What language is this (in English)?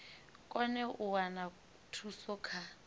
Venda